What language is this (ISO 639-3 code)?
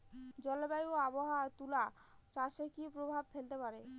ben